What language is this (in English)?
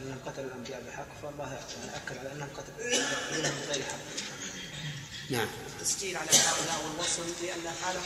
Arabic